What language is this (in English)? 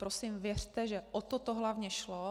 Czech